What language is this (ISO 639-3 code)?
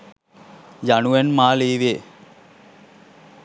sin